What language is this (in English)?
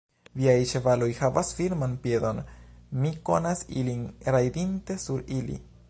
Esperanto